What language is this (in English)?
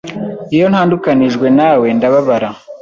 Kinyarwanda